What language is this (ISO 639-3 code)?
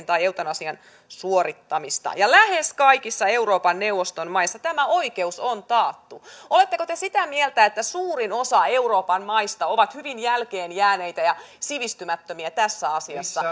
fin